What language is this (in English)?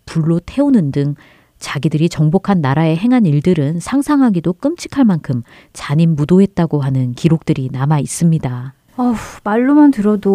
Korean